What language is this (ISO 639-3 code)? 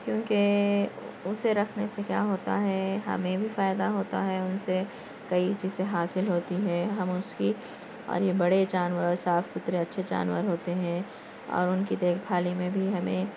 urd